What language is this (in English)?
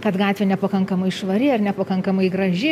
Lithuanian